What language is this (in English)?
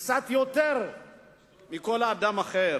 Hebrew